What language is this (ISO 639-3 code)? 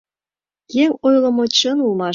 chm